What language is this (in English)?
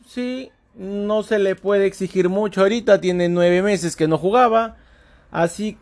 Spanish